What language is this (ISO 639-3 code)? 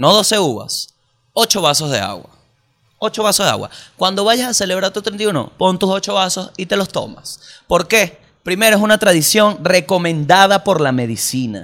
spa